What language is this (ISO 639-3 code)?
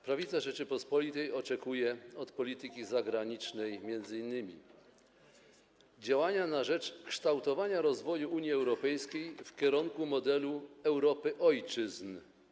pol